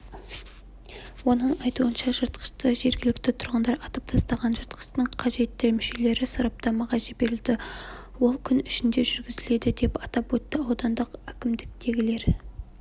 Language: Kazakh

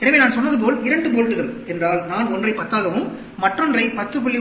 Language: Tamil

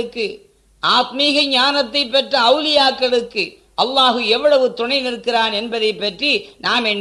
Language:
Tamil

